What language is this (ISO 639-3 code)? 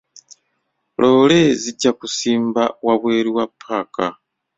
lug